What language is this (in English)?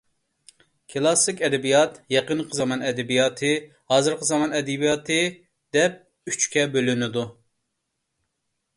Uyghur